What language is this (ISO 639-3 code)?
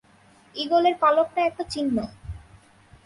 ben